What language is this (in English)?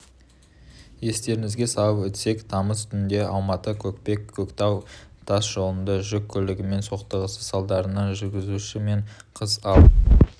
Kazakh